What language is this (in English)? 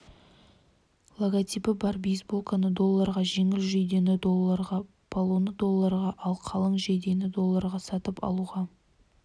Kazakh